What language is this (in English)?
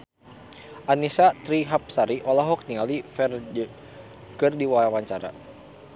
Sundanese